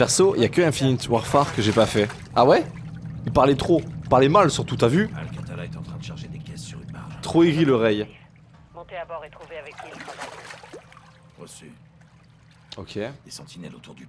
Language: French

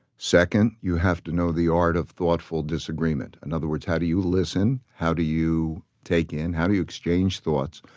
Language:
English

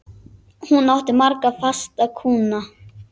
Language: Icelandic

